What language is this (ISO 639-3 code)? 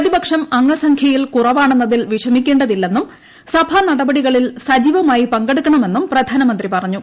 mal